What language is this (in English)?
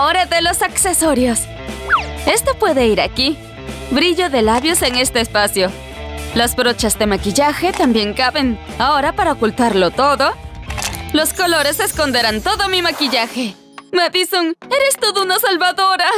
Spanish